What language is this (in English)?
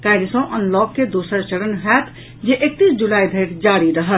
Maithili